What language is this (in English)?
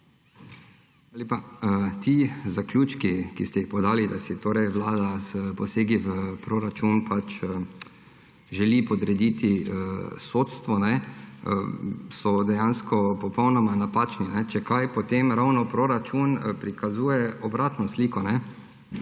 Slovenian